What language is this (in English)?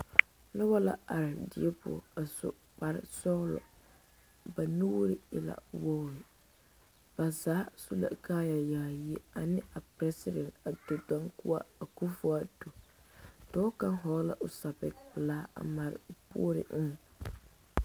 Southern Dagaare